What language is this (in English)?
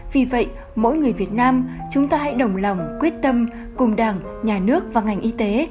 Vietnamese